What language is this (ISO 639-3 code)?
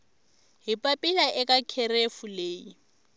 tso